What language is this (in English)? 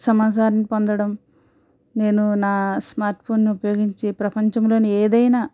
Telugu